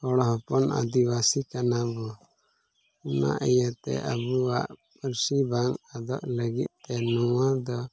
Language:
Santali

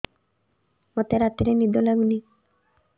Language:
Odia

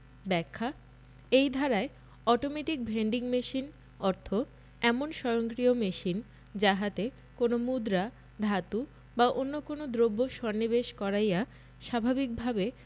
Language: Bangla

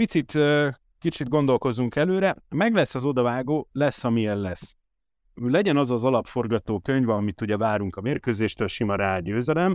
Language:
Hungarian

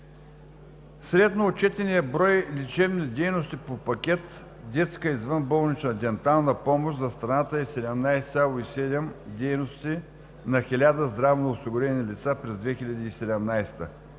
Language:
Bulgarian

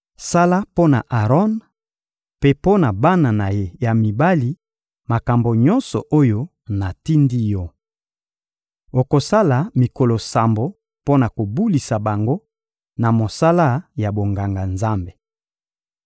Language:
Lingala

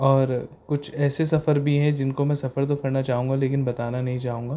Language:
Urdu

